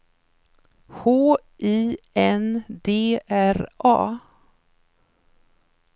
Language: Swedish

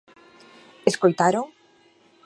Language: Galician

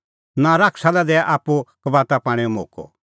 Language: Kullu Pahari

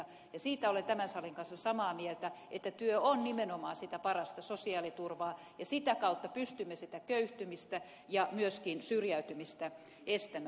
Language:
Finnish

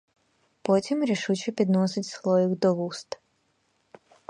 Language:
Ukrainian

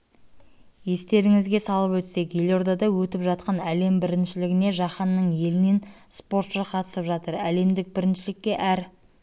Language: Kazakh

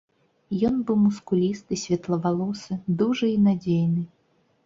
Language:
Belarusian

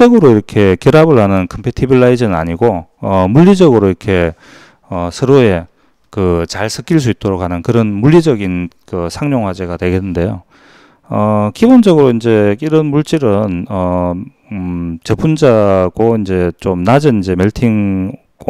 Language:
Korean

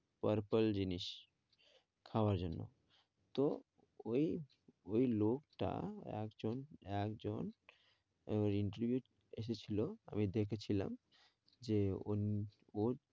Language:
Bangla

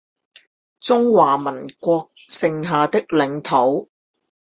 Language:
Chinese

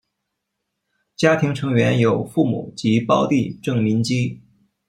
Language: Chinese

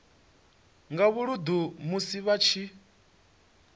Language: Venda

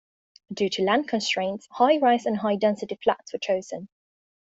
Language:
English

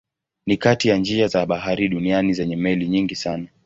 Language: Swahili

